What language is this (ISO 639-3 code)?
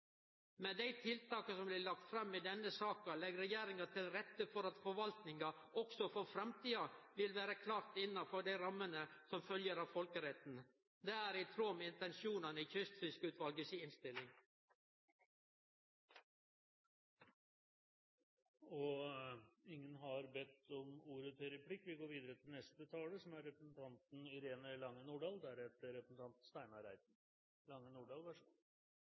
nor